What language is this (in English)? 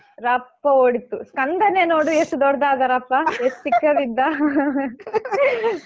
Kannada